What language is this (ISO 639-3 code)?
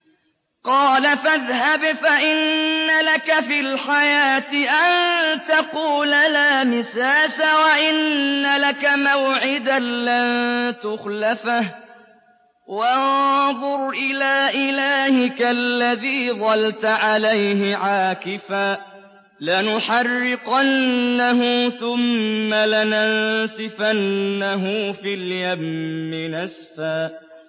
ara